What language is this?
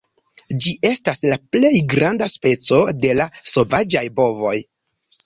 Esperanto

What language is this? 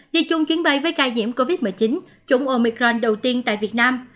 Vietnamese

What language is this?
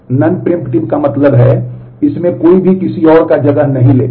Hindi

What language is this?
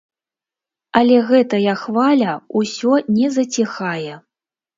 Belarusian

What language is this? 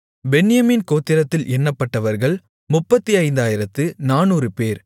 Tamil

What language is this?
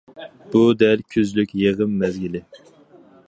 Uyghur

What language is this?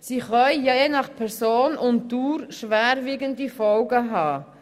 Swiss German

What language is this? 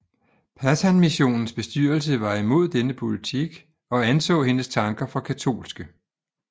Danish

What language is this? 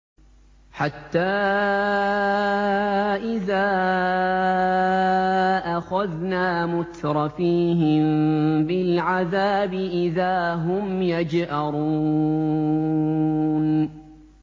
Arabic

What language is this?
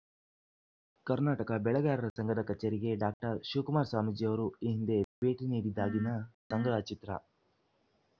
Kannada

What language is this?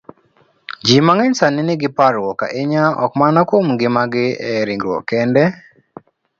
Luo (Kenya and Tanzania)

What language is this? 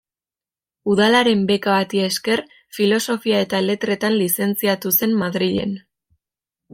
Basque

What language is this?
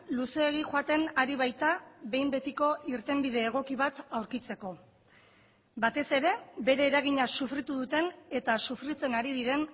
Basque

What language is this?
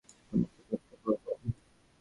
Bangla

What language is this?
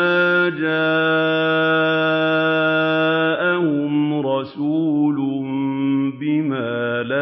Arabic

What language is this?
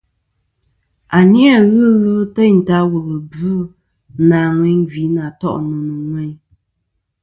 Kom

